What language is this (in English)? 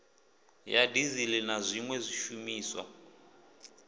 Venda